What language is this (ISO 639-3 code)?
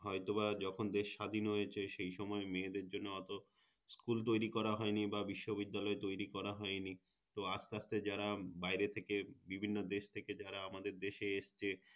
ben